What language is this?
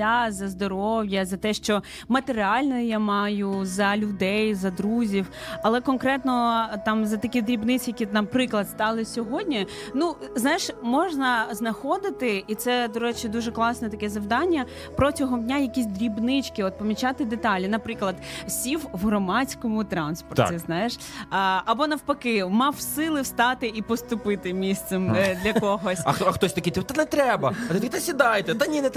Ukrainian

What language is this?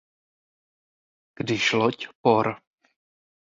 Czech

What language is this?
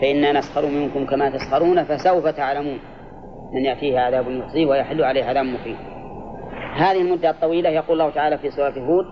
Arabic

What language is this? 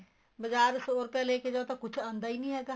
Punjabi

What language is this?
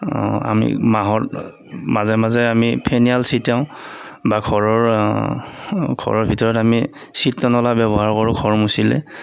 Assamese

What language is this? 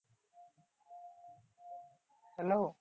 Bangla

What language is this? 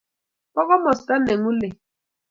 Kalenjin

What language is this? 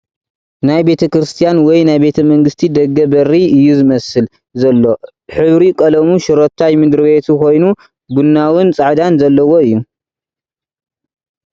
Tigrinya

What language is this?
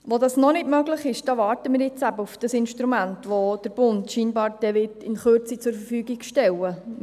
Swiss German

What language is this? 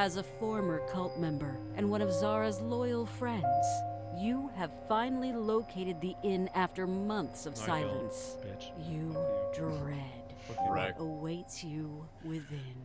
English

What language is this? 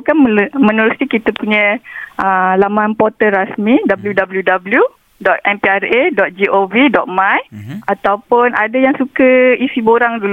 Malay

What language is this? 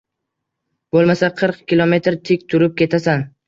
Uzbek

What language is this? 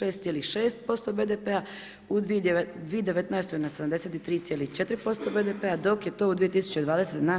Croatian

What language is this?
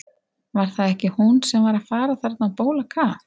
Icelandic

